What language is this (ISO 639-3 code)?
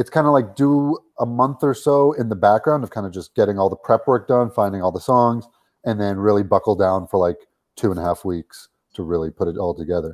eng